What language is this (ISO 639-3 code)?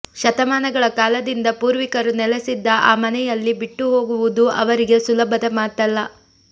kan